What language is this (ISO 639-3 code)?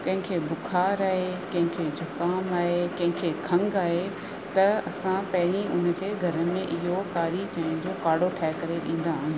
snd